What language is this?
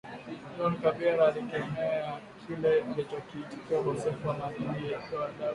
Swahili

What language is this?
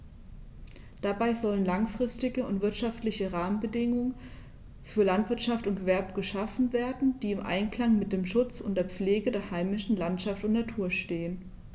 German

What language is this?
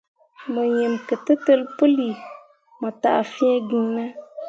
Mundang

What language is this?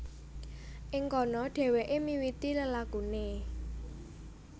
Javanese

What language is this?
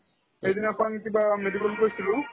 Assamese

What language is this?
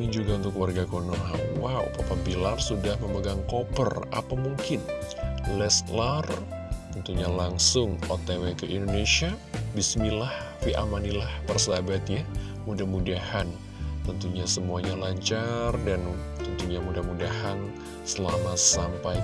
Indonesian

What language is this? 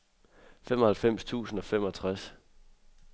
Danish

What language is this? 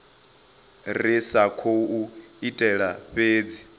Venda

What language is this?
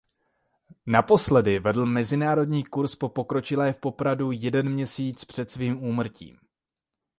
Czech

